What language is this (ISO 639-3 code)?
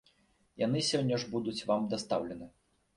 bel